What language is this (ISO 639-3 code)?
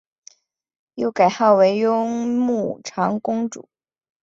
zho